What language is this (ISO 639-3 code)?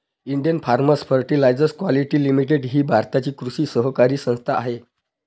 mar